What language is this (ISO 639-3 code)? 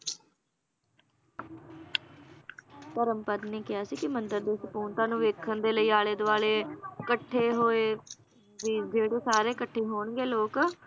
pan